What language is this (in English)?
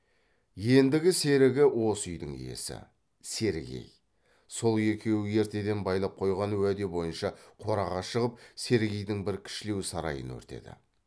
Kazakh